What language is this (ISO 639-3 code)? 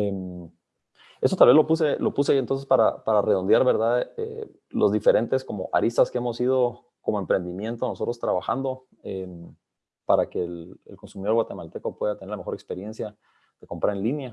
spa